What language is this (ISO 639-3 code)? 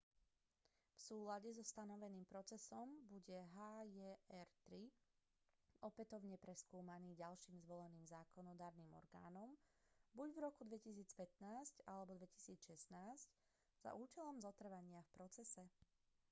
slk